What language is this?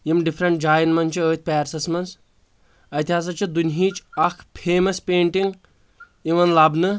Kashmiri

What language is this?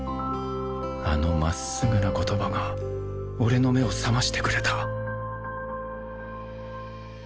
Japanese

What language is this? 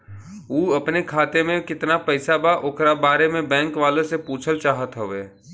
Bhojpuri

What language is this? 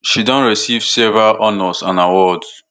Nigerian Pidgin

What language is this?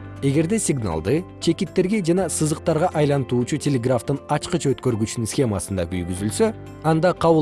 Kyrgyz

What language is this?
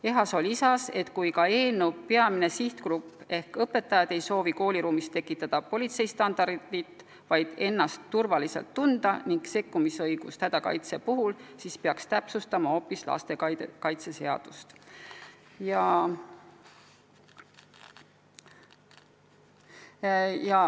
Estonian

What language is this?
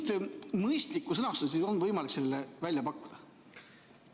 Estonian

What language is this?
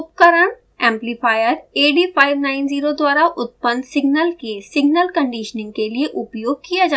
Hindi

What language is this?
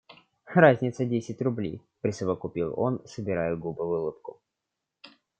Russian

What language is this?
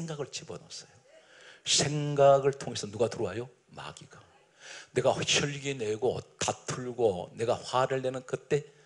Korean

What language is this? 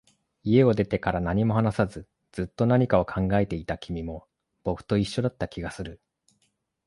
Japanese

